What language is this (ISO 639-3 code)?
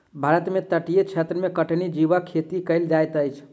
mai